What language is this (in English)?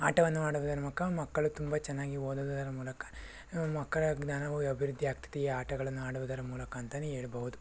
Kannada